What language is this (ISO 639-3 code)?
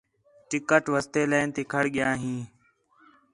xhe